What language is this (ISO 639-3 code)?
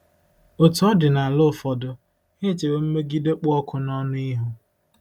ibo